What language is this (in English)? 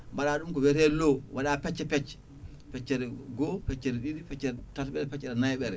Fula